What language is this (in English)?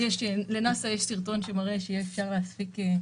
Hebrew